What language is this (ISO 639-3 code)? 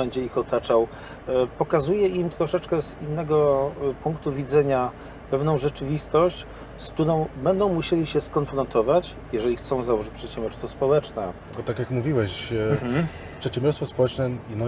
pol